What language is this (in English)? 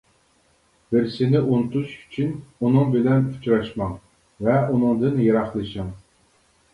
Uyghur